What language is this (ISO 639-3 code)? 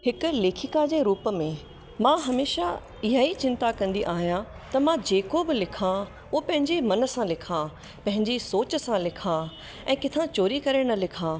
snd